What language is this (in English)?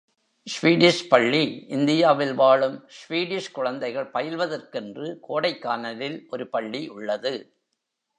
Tamil